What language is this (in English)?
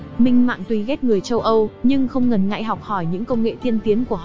Vietnamese